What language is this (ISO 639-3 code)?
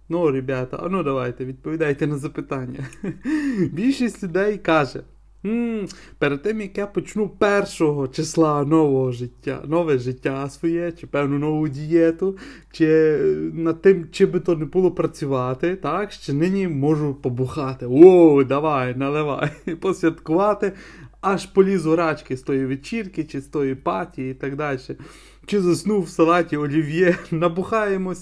ukr